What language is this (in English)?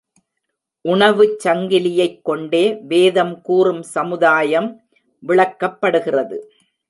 Tamil